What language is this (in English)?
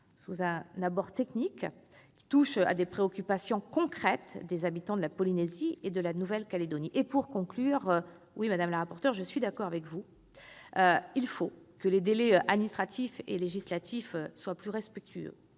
French